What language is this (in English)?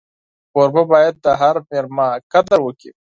Pashto